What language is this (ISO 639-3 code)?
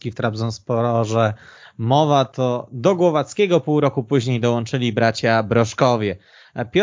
pol